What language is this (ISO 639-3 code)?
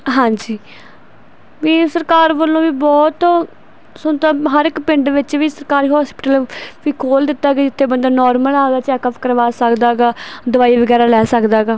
pan